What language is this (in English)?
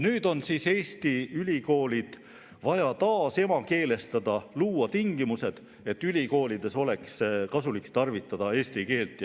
Estonian